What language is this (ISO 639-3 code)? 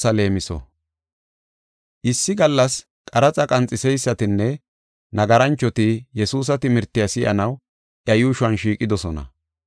gof